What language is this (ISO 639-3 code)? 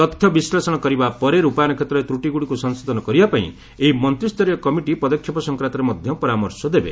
ori